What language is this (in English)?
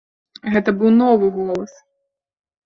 Belarusian